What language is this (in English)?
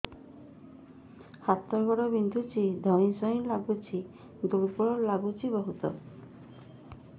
Odia